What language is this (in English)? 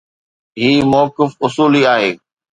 Sindhi